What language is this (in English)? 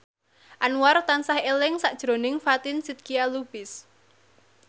Javanese